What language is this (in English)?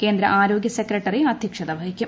Malayalam